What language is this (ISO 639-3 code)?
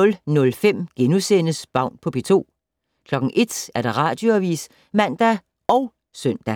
dan